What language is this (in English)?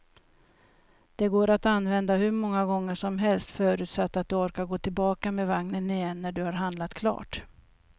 Swedish